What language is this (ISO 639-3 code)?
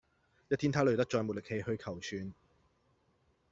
yue